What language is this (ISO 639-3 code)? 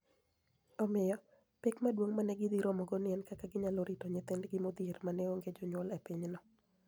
luo